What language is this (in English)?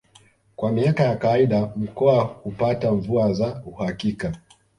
Swahili